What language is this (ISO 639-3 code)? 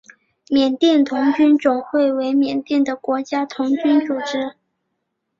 zho